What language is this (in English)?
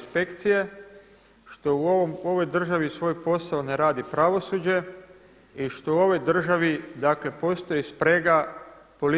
Croatian